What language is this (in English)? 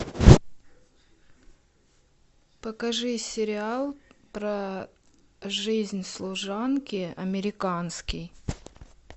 Russian